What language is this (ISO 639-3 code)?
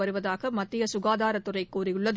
tam